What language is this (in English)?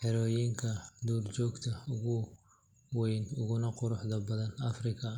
Somali